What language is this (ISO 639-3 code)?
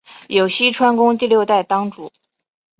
zho